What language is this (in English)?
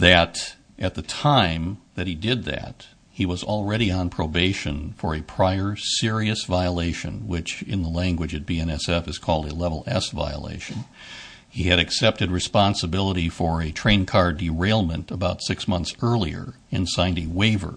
English